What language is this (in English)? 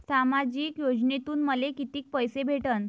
Marathi